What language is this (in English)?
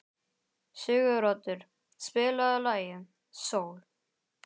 Icelandic